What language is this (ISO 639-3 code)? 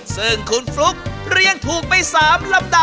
tha